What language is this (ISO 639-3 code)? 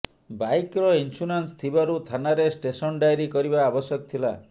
ori